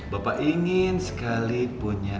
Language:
Indonesian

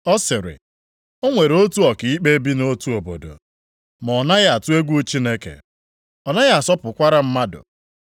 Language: Igbo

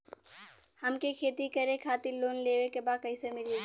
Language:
Bhojpuri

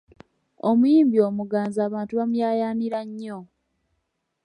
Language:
Ganda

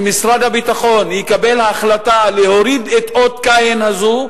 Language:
Hebrew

